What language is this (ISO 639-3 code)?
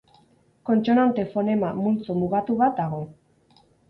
eus